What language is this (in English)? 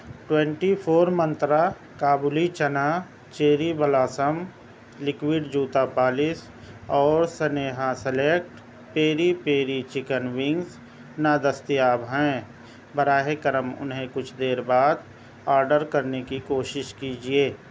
Urdu